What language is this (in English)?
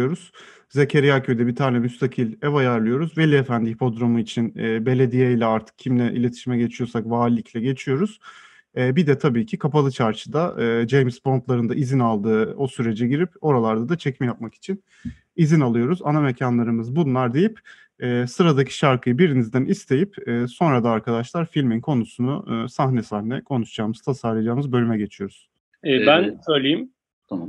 Turkish